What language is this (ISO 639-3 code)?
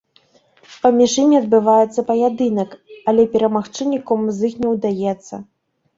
bel